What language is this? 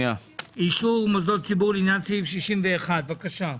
Hebrew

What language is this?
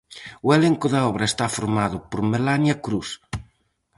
Galician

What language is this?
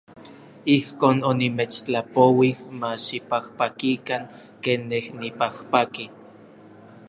Orizaba Nahuatl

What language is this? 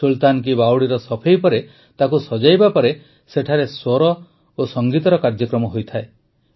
Odia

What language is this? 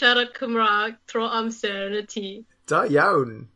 Welsh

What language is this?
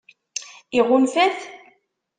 Kabyle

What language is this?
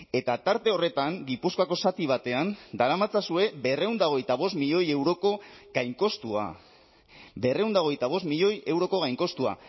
Basque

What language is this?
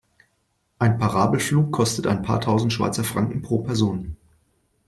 German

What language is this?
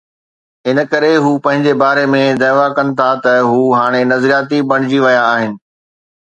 Sindhi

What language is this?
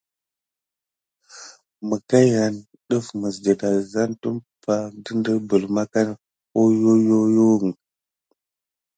Gidar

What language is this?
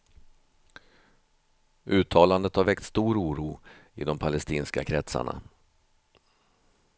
Swedish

